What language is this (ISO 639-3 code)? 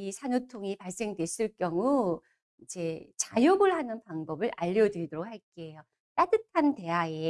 kor